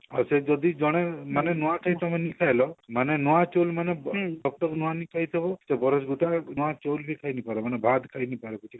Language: Odia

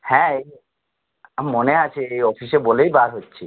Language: Bangla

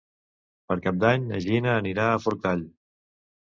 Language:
Catalan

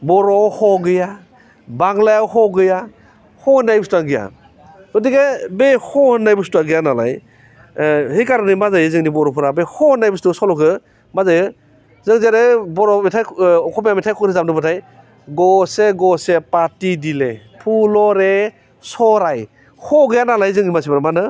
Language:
Bodo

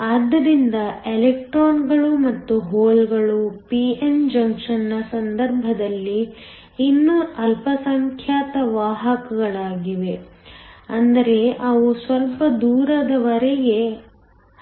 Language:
Kannada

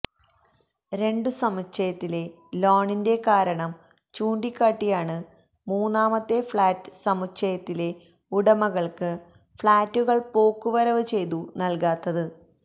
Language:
Malayalam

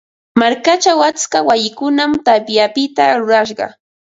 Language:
Ambo-Pasco Quechua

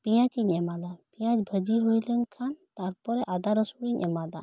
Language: Santali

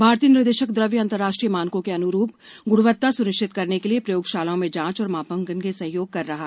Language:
Hindi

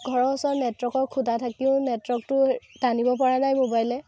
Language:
Assamese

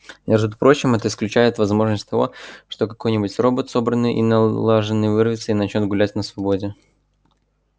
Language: Russian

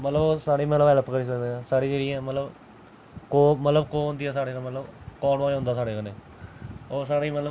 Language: Dogri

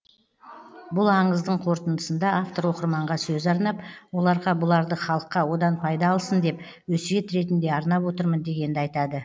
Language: Kazakh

